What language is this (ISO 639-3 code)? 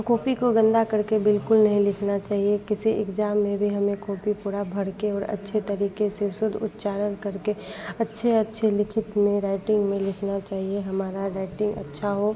hin